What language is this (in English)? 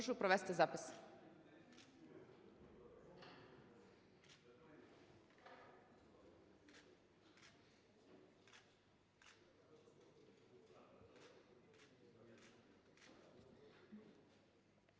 Ukrainian